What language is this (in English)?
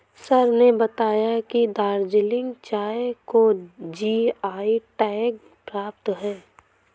Hindi